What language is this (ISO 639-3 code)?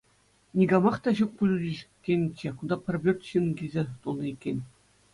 chv